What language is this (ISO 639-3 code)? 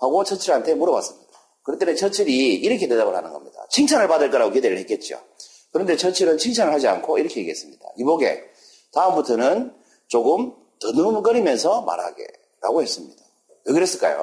kor